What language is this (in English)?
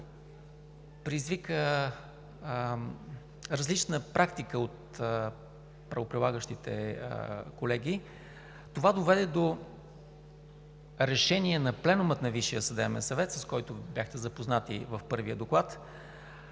Bulgarian